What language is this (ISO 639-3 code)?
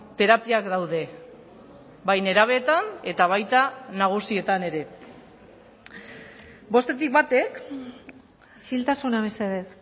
eus